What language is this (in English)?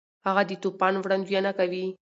Pashto